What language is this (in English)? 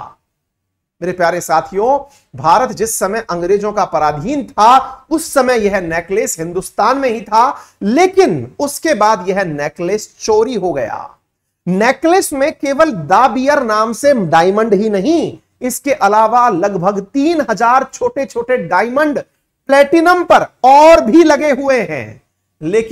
Hindi